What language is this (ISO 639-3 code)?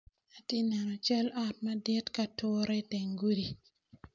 ach